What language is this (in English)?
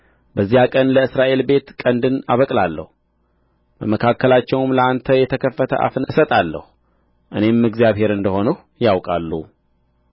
Amharic